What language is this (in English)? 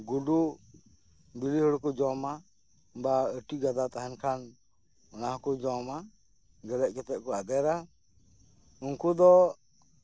Santali